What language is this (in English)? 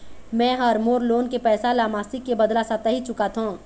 Chhattisgarhi